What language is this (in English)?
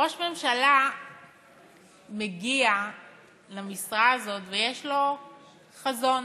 Hebrew